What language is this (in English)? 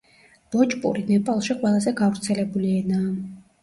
Georgian